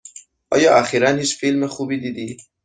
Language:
Persian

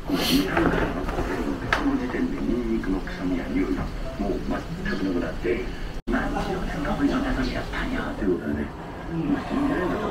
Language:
Japanese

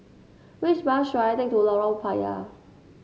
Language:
English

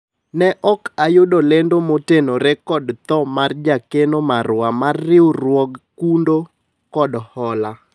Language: Luo (Kenya and Tanzania)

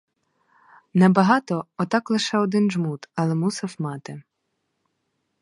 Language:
Ukrainian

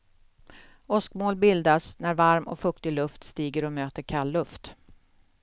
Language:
Swedish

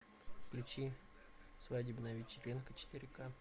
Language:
Russian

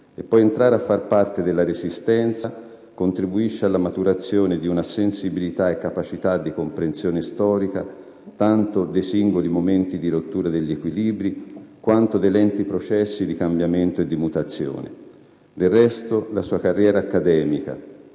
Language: Italian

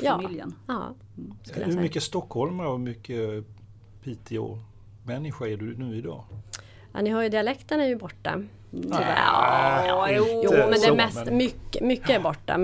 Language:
Swedish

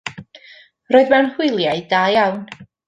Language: Welsh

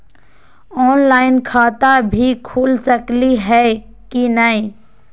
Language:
Magahi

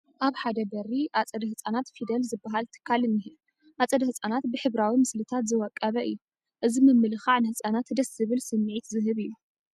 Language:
Tigrinya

